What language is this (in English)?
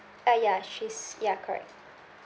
English